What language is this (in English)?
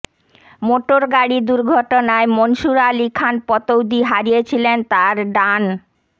Bangla